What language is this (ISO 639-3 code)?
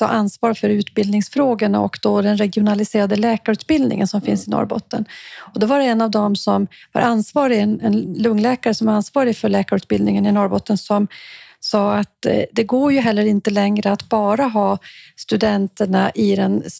swe